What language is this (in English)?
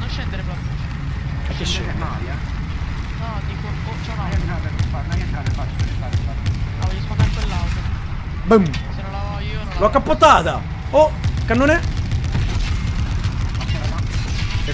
Italian